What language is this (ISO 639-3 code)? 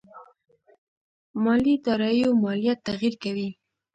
pus